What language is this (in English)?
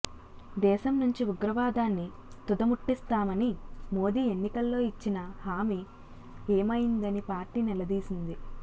Telugu